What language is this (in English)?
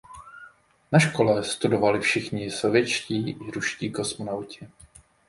Czech